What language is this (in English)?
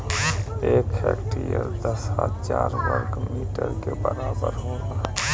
Bhojpuri